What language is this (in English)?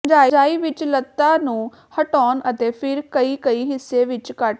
Punjabi